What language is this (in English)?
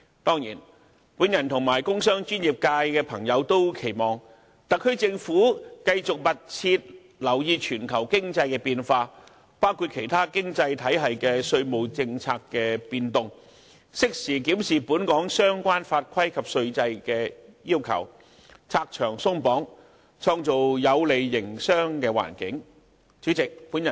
Cantonese